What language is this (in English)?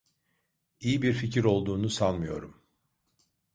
Turkish